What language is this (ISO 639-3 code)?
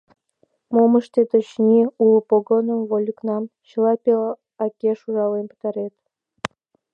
chm